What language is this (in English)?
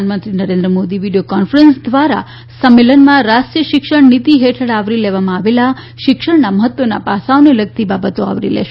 Gujarati